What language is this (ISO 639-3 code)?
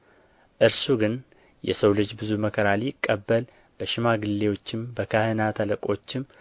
amh